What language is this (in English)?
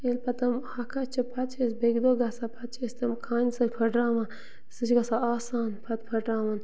Kashmiri